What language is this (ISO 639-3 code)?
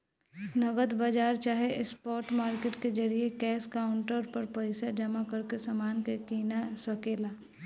bho